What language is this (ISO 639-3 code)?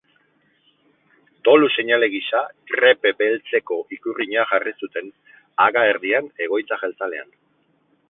eus